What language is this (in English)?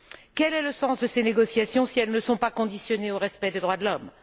French